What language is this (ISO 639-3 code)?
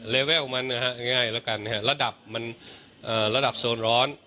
tha